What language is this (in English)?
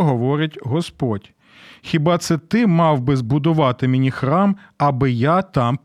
Ukrainian